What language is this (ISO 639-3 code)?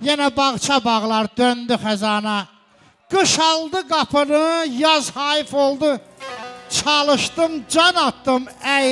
tur